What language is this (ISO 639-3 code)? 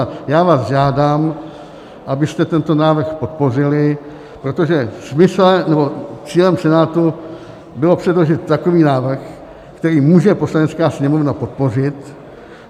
ces